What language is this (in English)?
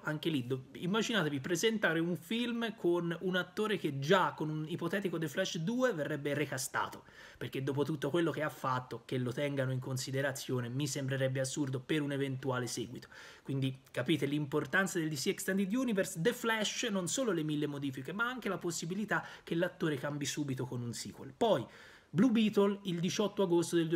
Italian